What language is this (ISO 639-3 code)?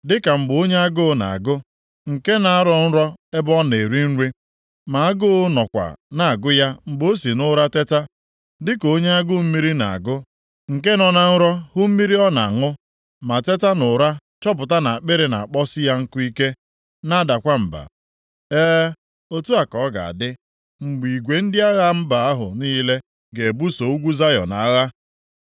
ibo